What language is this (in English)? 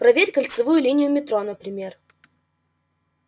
Russian